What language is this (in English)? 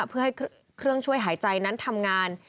Thai